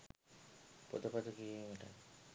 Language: Sinhala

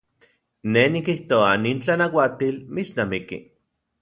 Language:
Central Puebla Nahuatl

